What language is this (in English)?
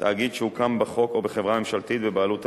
Hebrew